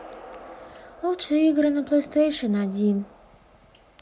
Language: Russian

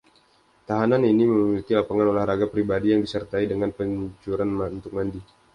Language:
Indonesian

